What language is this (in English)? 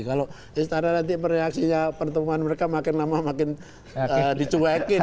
Indonesian